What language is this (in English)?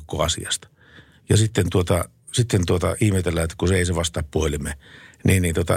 Finnish